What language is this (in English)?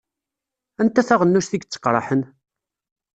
Kabyle